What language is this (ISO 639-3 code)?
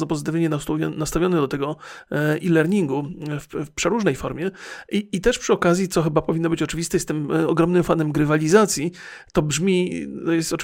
pol